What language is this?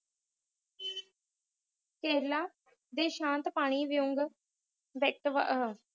Punjabi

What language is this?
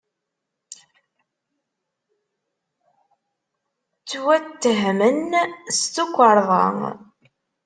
Kabyle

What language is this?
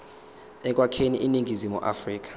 Zulu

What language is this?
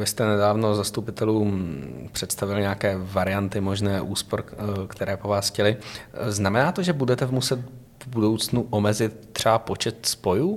Czech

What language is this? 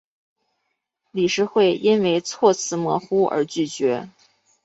Chinese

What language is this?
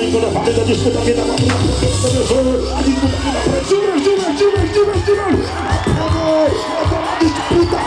Portuguese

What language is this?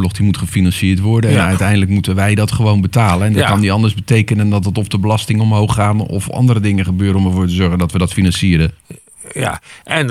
Dutch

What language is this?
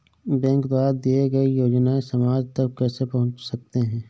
Hindi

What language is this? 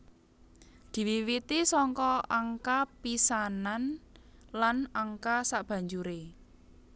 Javanese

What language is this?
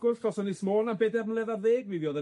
Welsh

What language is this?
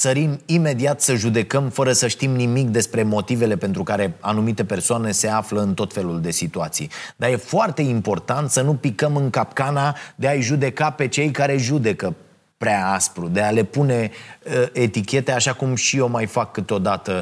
Romanian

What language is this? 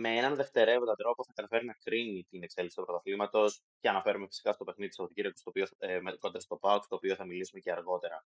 Greek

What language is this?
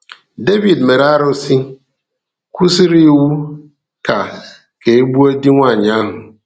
Igbo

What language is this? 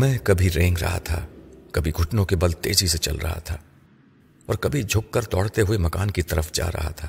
Urdu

